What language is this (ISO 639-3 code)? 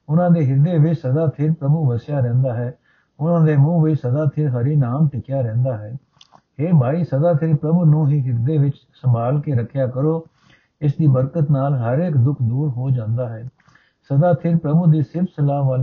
pan